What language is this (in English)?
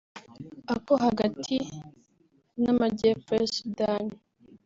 Kinyarwanda